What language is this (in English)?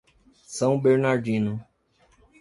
Portuguese